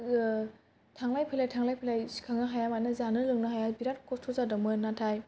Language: Bodo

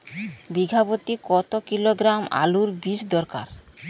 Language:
Bangla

